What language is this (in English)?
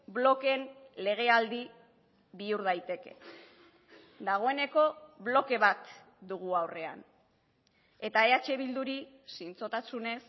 Basque